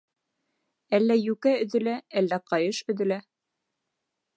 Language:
Bashkir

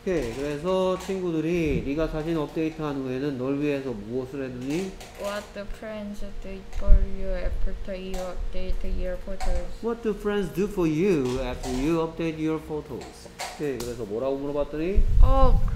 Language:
Korean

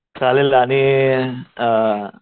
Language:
Marathi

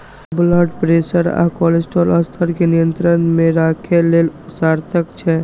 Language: Maithili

